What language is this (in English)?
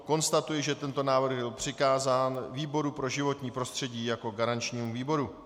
Czech